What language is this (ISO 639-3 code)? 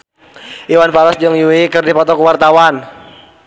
sun